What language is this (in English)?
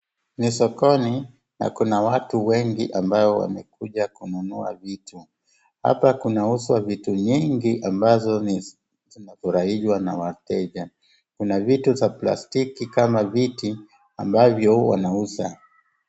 Swahili